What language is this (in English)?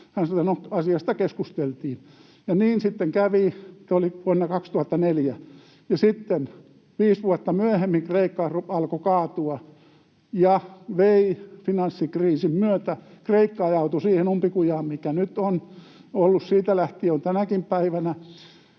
Finnish